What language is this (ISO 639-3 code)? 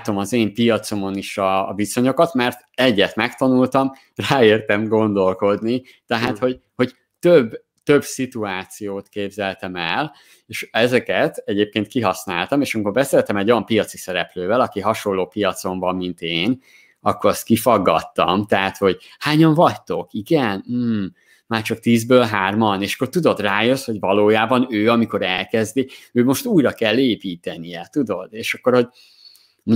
hun